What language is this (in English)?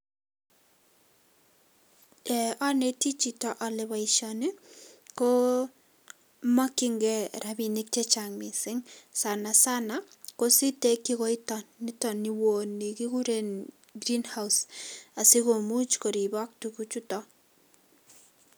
Kalenjin